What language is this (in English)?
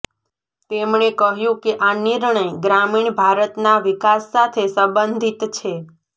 Gujarati